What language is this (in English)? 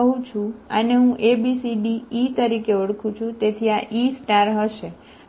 Gujarati